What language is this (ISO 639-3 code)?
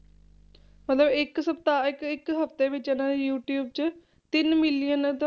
pan